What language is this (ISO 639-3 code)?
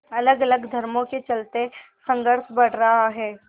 hin